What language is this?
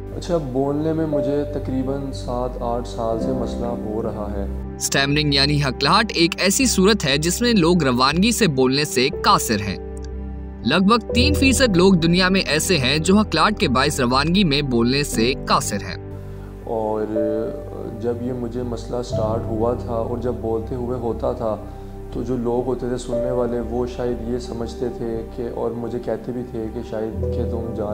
Hindi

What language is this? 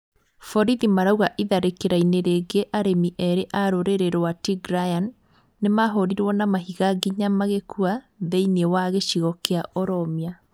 Kikuyu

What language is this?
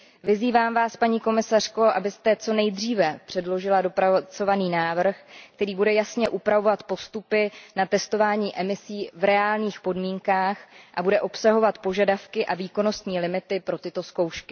Czech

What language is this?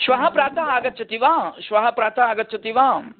Sanskrit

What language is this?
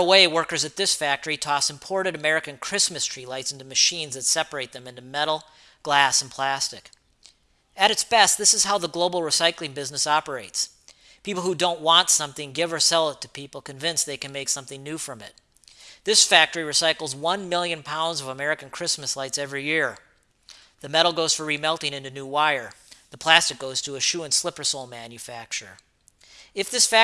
English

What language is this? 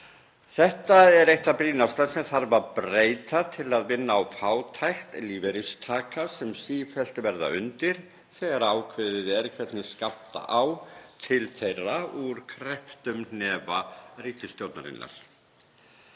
Icelandic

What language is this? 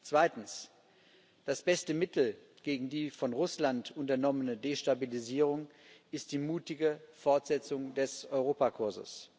German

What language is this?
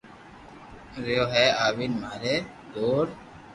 Loarki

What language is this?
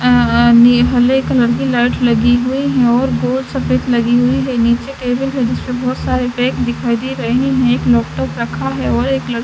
Hindi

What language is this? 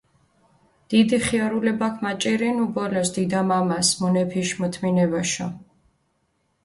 Mingrelian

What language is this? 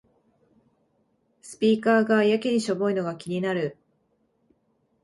Japanese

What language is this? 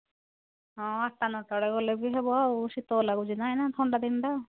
Odia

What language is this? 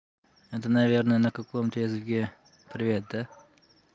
Russian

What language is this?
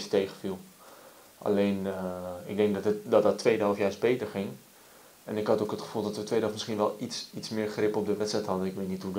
Dutch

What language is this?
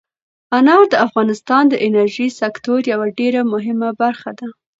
Pashto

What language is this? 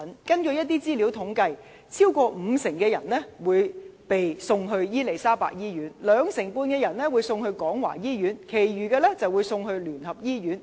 Cantonese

